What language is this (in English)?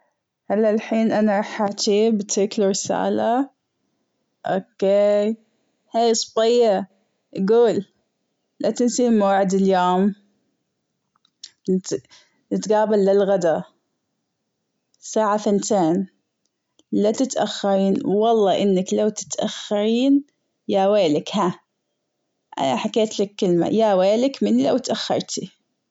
Gulf Arabic